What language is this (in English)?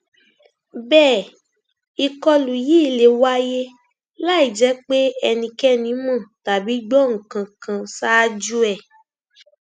Yoruba